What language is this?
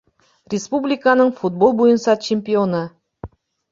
Bashkir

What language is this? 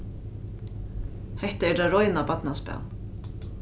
Faroese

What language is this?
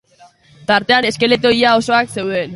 Basque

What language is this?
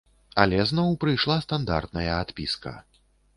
Belarusian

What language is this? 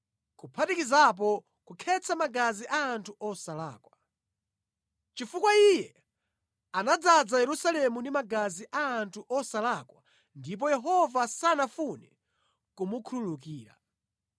Nyanja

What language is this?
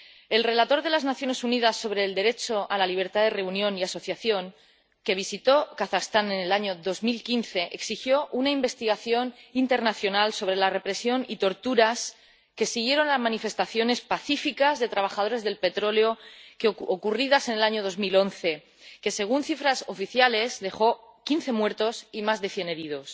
Spanish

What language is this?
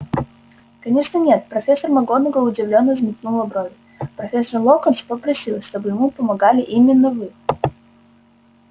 Russian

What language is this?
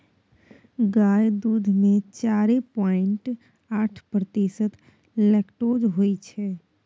Maithili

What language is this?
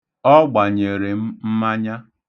Igbo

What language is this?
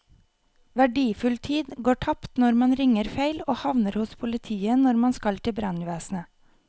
Norwegian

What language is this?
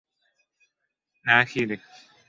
Turkmen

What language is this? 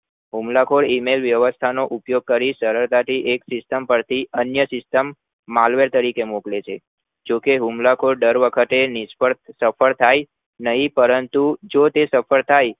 Gujarati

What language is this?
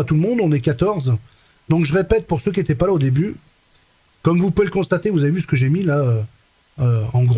French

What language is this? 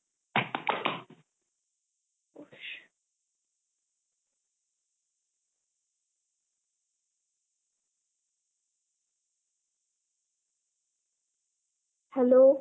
Assamese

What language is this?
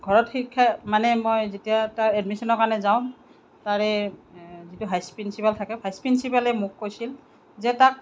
Assamese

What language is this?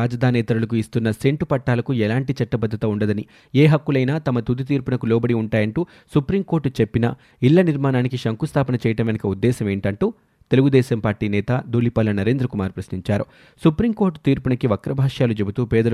Telugu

